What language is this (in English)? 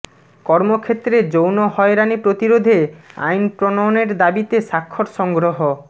Bangla